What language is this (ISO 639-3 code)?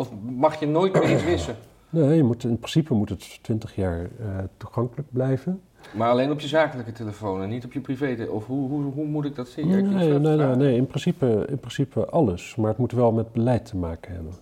nld